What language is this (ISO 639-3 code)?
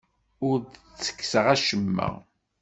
kab